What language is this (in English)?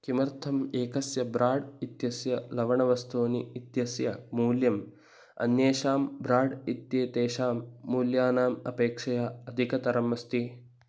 Sanskrit